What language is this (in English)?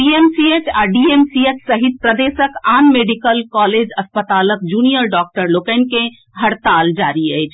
Maithili